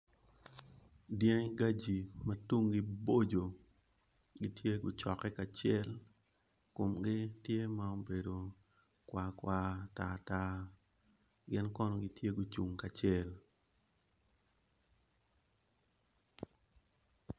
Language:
Acoli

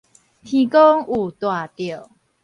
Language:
Min Nan Chinese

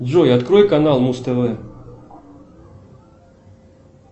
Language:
Russian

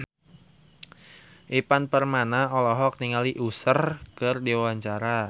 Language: Sundanese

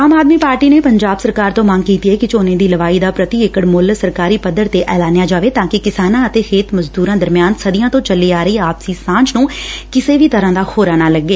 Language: Punjabi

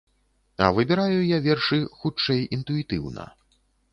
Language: Belarusian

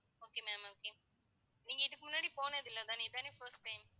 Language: Tamil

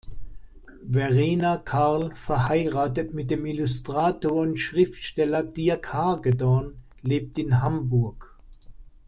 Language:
German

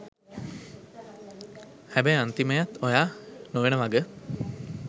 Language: Sinhala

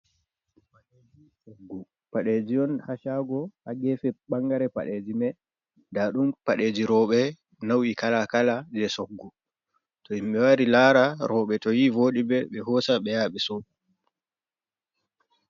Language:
Fula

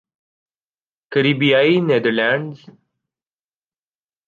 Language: Urdu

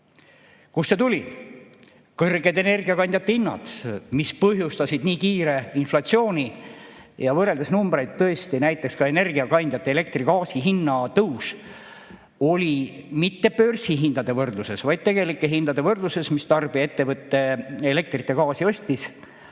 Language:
Estonian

